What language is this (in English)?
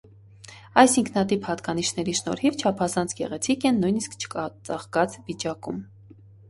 Armenian